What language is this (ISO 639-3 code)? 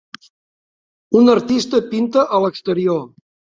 cat